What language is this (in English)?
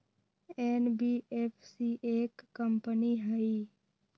Magahi